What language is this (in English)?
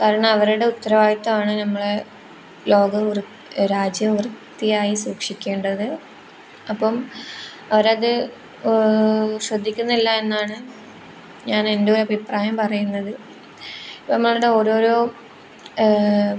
Malayalam